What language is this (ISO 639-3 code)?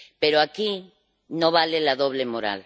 spa